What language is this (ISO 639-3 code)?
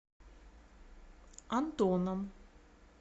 rus